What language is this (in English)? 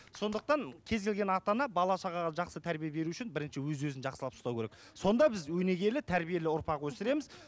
Kazakh